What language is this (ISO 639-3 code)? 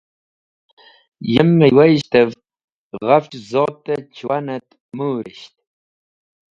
wbl